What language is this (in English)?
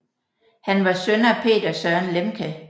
Danish